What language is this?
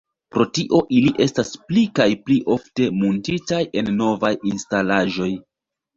Esperanto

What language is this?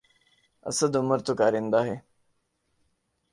Urdu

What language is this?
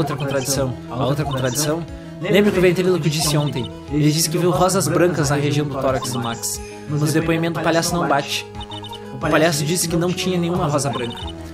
Portuguese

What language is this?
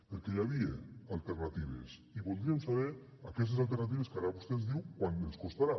Catalan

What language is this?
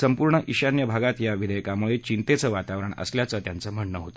Marathi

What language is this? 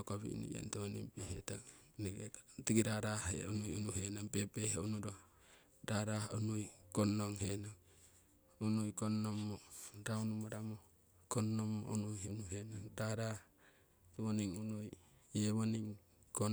Siwai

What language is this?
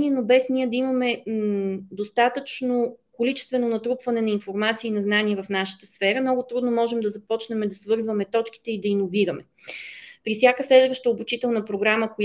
Bulgarian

